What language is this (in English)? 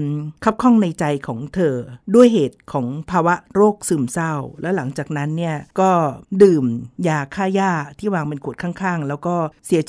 Thai